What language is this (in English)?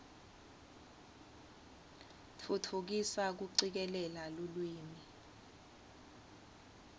Swati